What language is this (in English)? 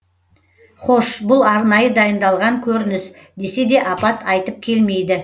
Kazakh